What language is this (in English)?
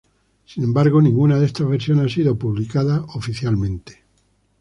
Spanish